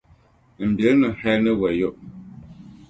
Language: Dagbani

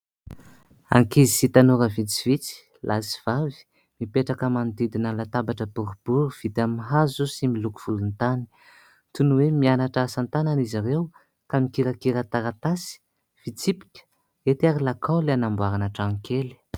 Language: Malagasy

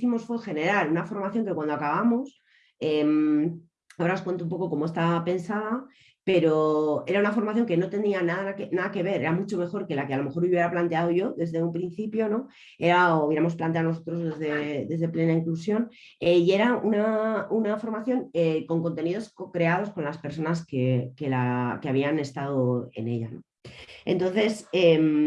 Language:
Spanish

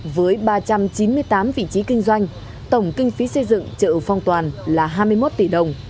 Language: Vietnamese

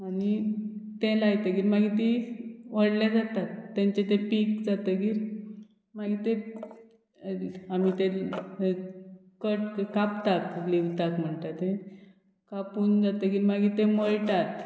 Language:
Konkani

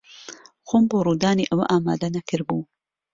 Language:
Central Kurdish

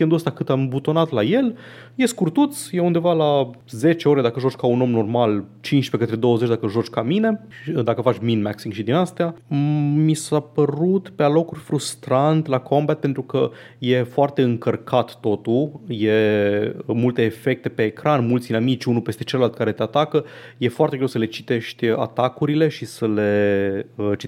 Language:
Romanian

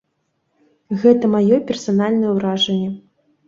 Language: Belarusian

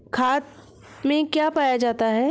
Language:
Hindi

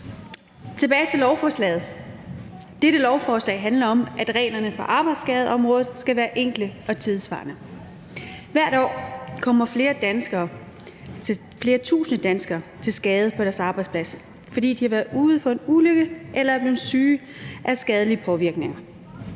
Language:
Danish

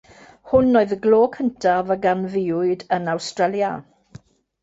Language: Welsh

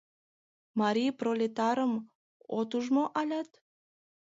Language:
Mari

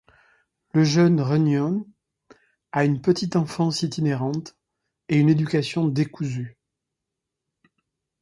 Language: French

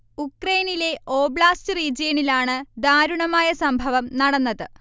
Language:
Malayalam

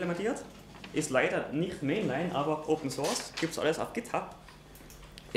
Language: German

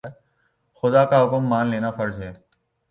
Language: Urdu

